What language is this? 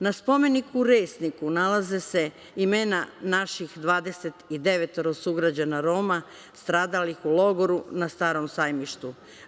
Serbian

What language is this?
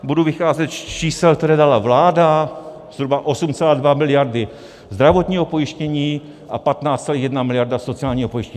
Czech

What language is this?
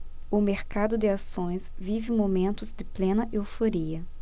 Portuguese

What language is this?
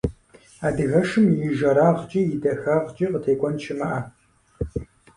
Kabardian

